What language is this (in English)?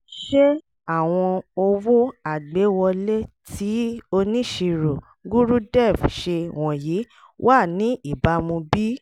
Yoruba